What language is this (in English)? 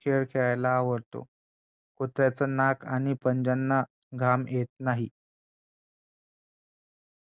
Marathi